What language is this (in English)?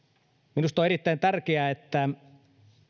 Finnish